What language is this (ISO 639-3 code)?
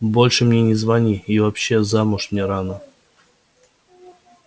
rus